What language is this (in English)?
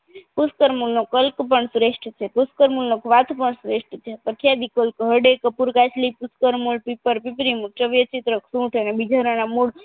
Gujarati